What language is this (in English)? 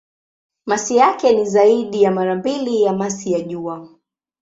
Swahili